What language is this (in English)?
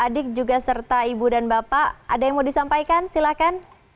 Indonesian